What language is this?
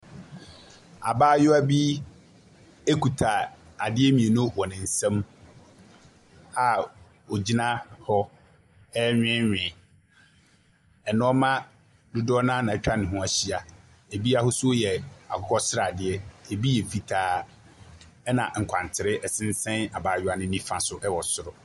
Akan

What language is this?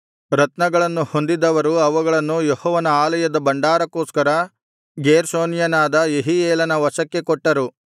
Kannada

